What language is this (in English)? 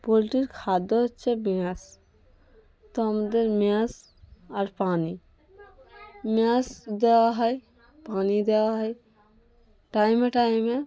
Bangla